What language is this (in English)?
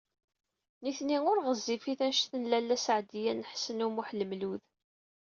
Kabyle